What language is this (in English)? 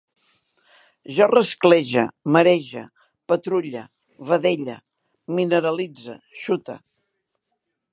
Catalan